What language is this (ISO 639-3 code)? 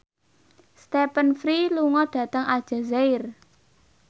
jav